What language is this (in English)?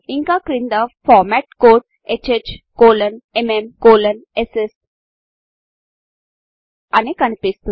Telugu